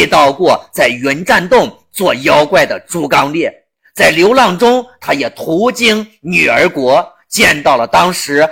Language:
Chinese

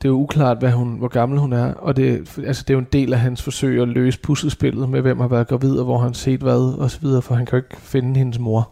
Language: Danish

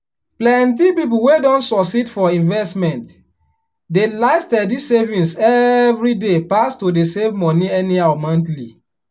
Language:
Nigerian Pidgin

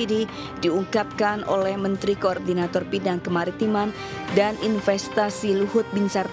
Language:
Indonesian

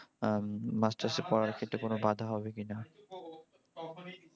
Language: Bangla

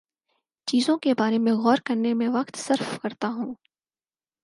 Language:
Urdu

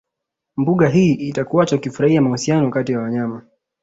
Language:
Swahili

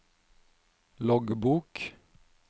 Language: Norwegian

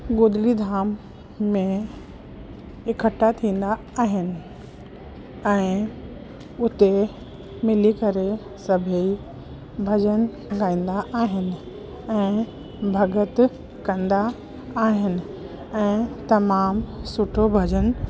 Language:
Sindhi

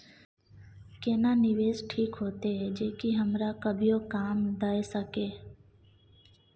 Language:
Maithili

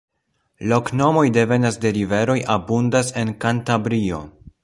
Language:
Esperanto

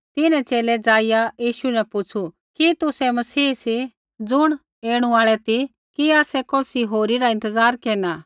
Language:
Kullu Pahari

